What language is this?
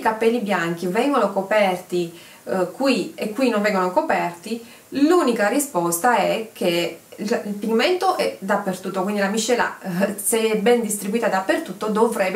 Italian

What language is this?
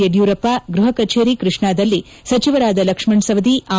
Kannada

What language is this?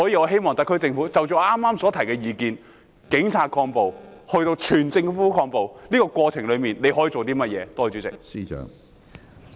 Cantonese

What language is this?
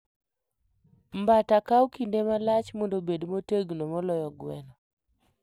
Luo (Kenya and Tanzania)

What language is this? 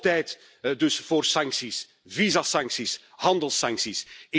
Dutch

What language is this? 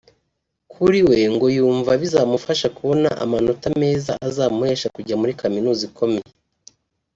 Kinyarwanda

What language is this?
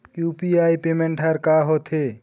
Chhattisgarhi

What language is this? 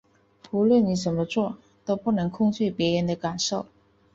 Chinese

